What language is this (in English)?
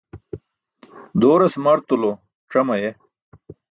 Burushaski